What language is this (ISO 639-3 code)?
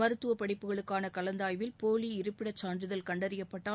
tam